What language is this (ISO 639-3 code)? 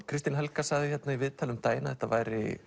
isl